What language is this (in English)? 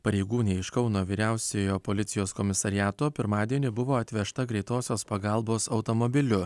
Lithuanian